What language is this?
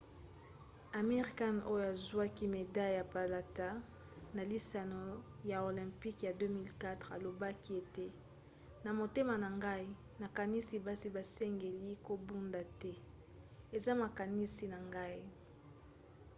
Lingala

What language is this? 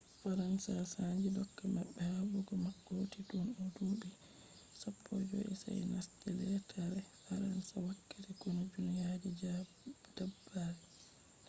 Fula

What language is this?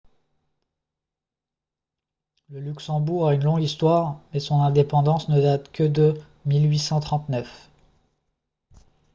French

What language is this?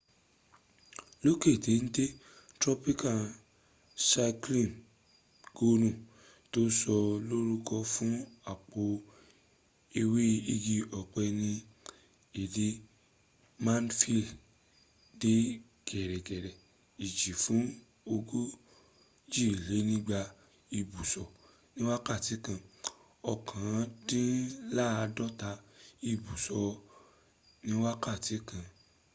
Yoruba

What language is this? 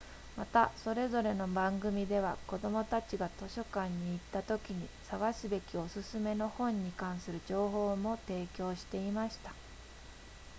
Japanese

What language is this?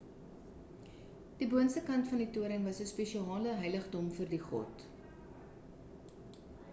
Afrikaans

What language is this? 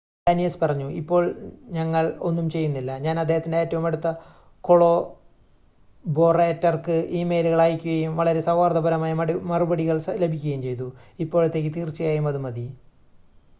Malayalam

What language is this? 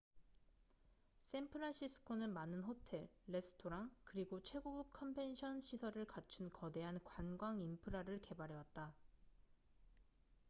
Korean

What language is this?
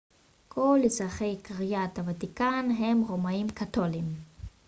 Hebrew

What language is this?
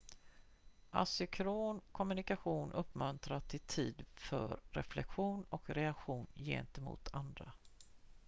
Swedish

